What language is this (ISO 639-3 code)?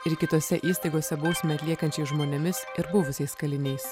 lit